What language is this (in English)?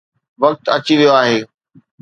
Sindhi